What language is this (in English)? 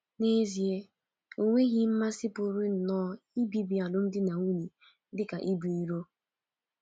Igbo